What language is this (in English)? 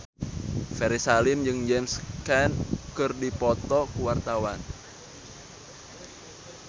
Sundanese